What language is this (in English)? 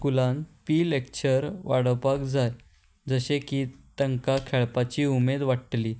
Konkani